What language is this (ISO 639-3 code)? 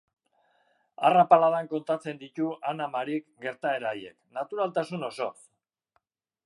eus